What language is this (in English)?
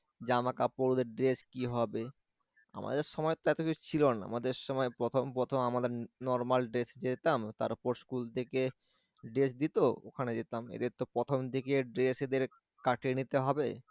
Bangla